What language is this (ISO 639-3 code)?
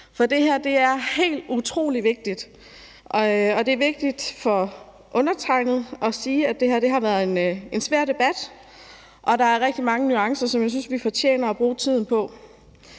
dan